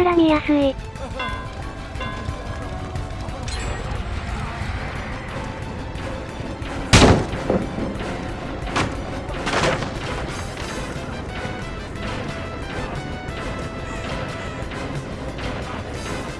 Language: Japanese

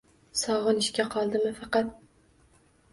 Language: Uzbek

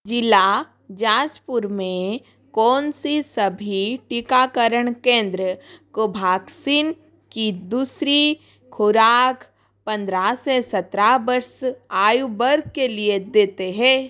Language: Hindi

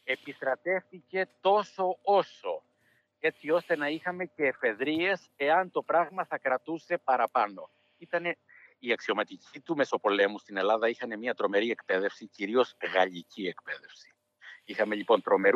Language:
Greek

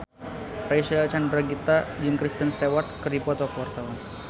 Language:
Sundanese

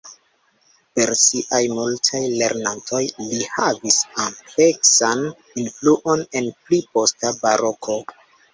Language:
Esperanto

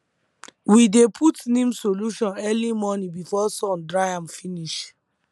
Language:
Nigerian Pidgin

